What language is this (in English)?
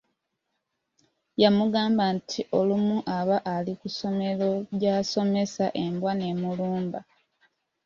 Ganda